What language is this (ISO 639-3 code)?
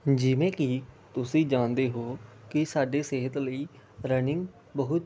pan